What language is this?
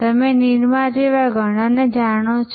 Gujarati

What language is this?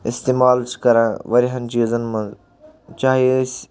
Kashmiri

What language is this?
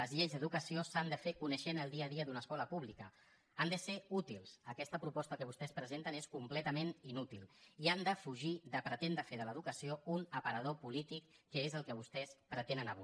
Catalan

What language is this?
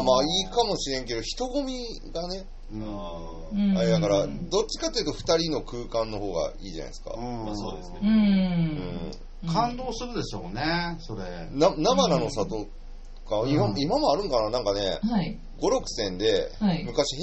Japanese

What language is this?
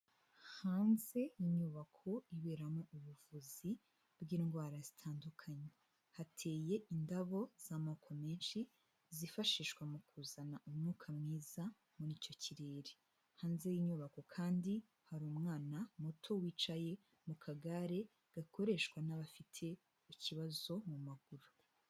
Kinyarwanda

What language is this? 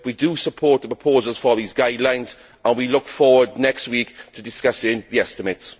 English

